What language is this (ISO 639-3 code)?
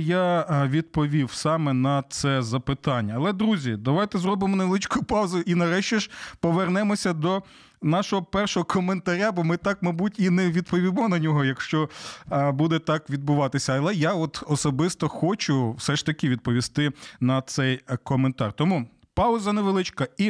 ukr